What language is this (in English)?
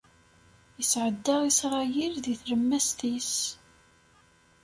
Kabyle